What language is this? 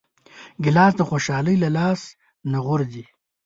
Pashto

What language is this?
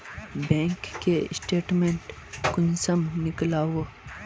Magahi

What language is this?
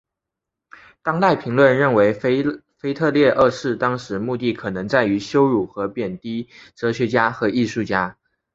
Chinese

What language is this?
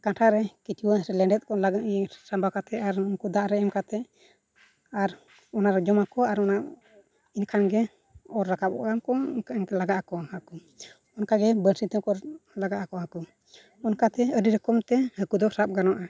Santali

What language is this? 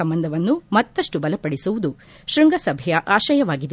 Kannada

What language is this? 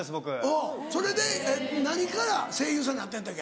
Japanese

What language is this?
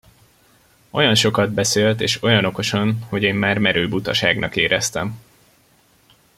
Hungarian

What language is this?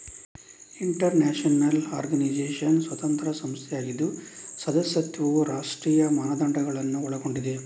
Kannada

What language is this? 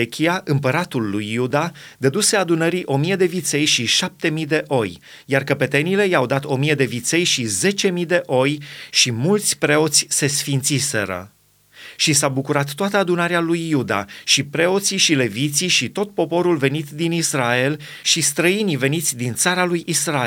Romanian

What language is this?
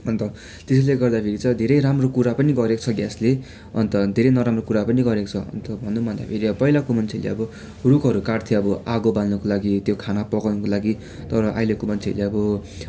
Nepali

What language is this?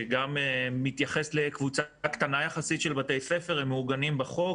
Hebrew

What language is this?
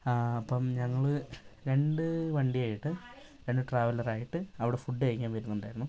Malayalam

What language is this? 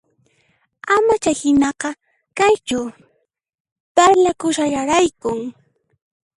Puno Quechua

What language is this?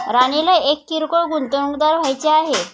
Marathi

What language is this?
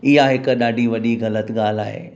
Sindhi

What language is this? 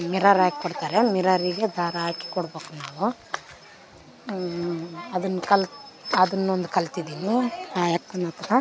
Kannada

